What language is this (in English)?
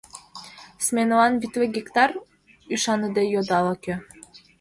Mari